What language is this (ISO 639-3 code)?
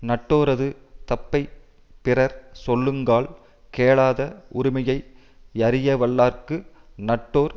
tam